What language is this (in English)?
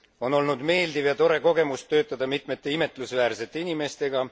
Estonian